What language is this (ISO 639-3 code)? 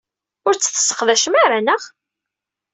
kab